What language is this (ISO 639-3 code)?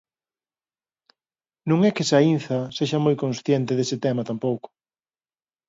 glg